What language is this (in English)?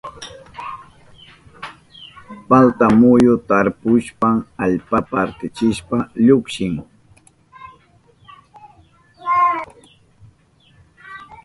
Southern Pastaza Quechua